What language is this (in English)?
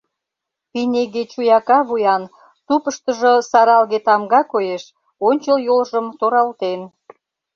Mari